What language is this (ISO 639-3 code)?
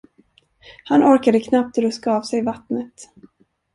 swe